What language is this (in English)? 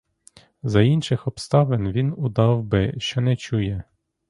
Ukrainian